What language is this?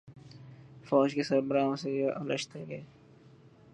Urdu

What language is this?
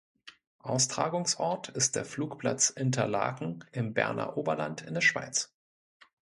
German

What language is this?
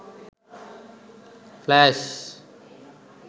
Sinhala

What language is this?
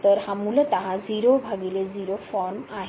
Marathi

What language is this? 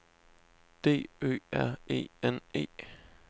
Danish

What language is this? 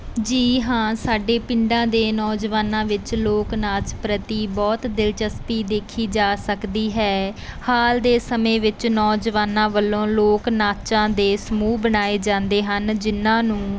Punjabi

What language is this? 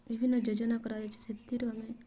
Odia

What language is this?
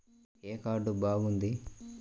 Telugu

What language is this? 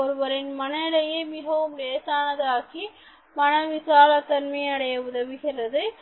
Tamil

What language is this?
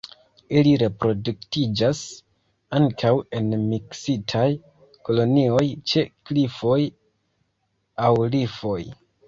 Esperanto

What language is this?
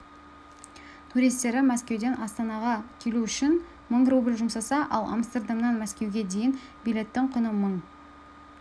Kazakh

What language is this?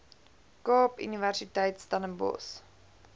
Afrikaans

